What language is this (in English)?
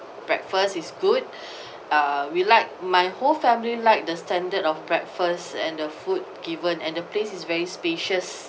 English